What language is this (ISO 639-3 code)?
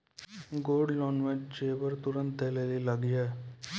mai